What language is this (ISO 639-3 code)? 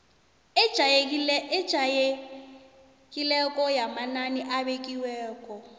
nbl